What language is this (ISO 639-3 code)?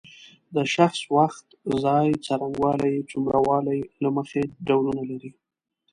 pus